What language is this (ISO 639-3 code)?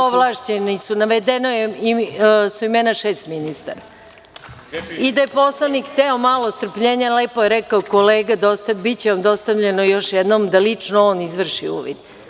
srp